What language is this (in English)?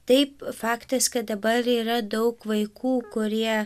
Lithuanian